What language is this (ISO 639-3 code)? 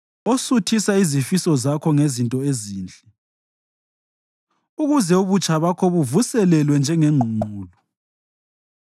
nde